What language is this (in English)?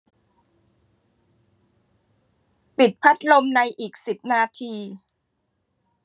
Thai